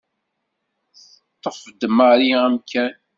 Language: Kabyle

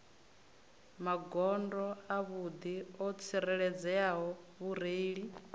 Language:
Venda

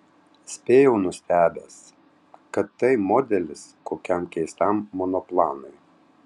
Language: Lithuanian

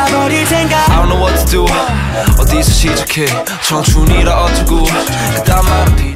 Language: Korean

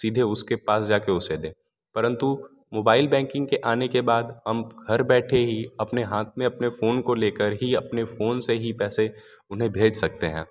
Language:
Hindi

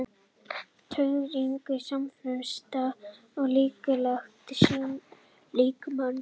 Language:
Icelandic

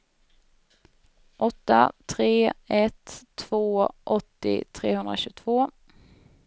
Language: Swedish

